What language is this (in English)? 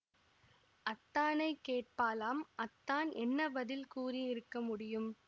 Tamil